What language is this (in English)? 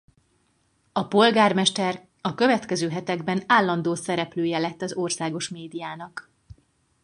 Hungarian